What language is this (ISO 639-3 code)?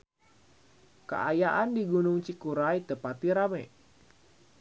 sun